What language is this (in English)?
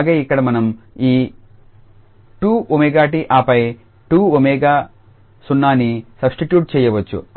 Telugu